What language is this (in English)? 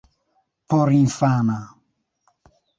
Esperanto